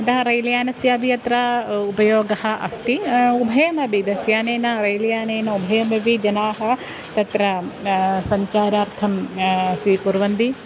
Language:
Sanskrit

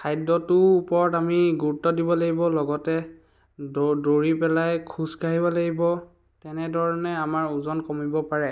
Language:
Assamese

